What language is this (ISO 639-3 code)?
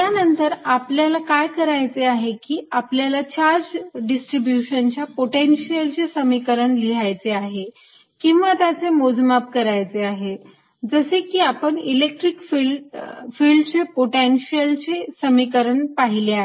mar